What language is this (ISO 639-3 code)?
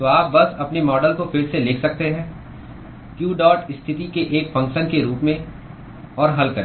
hin